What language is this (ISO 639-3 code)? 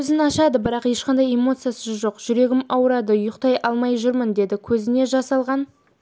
kaz